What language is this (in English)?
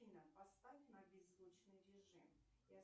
Russian